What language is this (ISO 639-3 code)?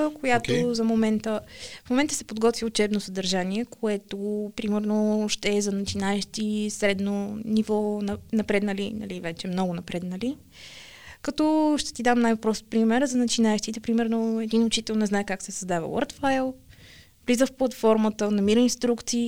bul